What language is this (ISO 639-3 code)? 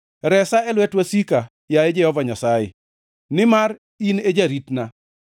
luo